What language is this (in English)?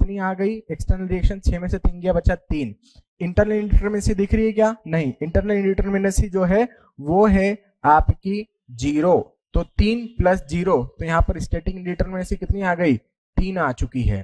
Hindi